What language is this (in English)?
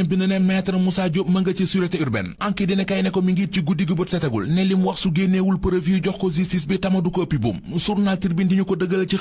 French